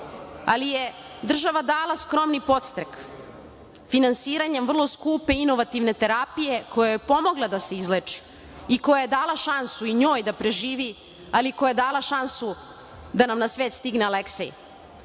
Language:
Serbian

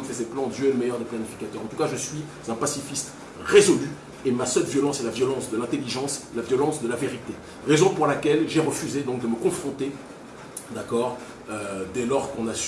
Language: French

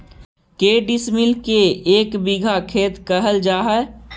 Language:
Magahi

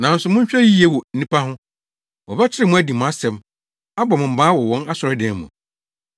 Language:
Akan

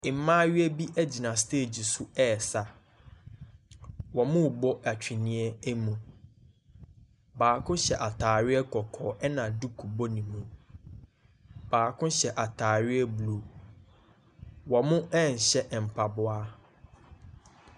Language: Akan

